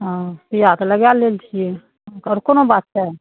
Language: Maithili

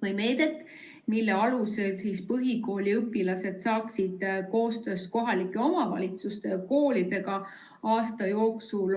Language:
Estonian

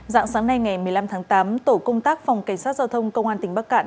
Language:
Vietnamese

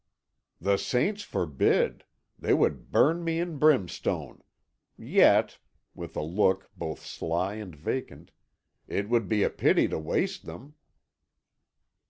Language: English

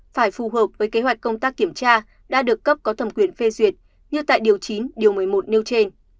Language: Vietnamese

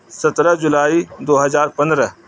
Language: Urdu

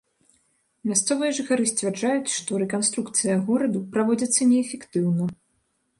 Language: Belarusian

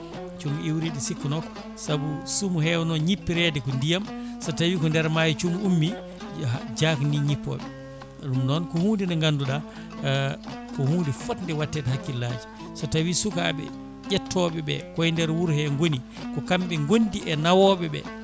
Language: Fula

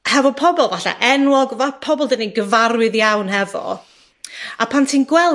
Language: Welsh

